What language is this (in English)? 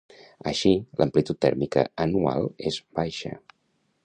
Catalan